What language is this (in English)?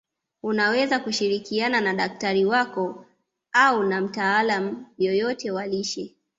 Swahili